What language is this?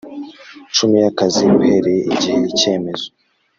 Kinyarwanda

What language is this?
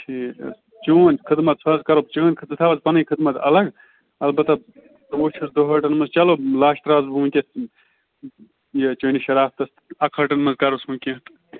Kashmiri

